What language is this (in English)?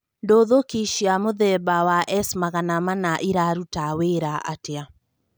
Kikuyu